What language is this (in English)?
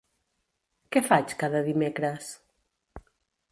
Catalan